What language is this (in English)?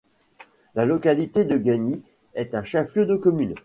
French